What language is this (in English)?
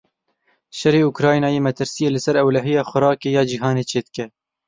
Kurdish